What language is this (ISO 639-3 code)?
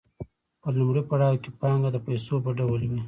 pus